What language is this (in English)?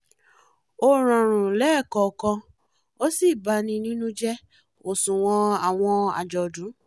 Yoruba